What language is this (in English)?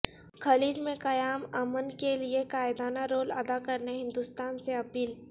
Urdu